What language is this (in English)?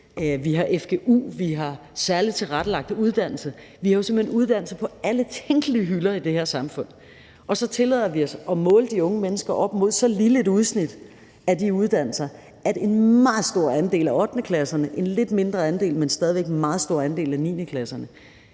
Danish